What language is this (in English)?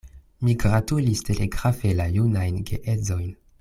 Esperanto